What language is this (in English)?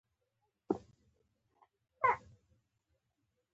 Pashto